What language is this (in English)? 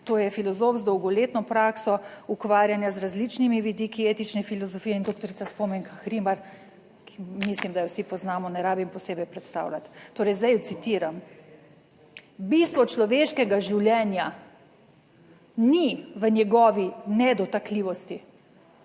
Slovenian